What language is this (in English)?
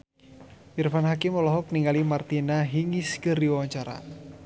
Sundanese